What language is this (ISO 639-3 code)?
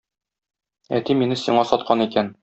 tat